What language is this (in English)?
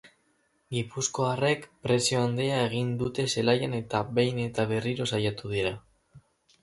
Basque